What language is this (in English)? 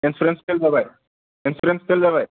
Bodo